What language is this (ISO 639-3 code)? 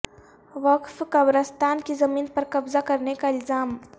urd